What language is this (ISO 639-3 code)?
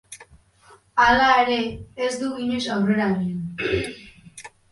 eus